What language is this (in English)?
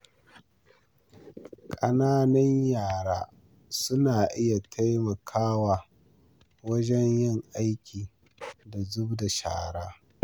Hausa